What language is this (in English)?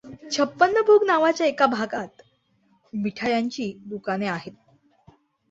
Marathi